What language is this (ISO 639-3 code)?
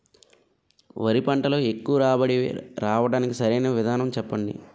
tel